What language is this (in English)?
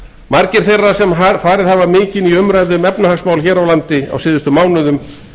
Icelandic